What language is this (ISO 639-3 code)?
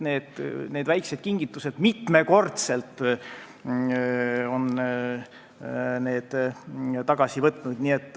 est